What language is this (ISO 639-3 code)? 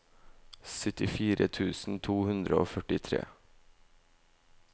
nor